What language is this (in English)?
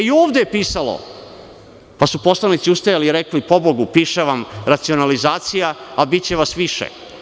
Serbian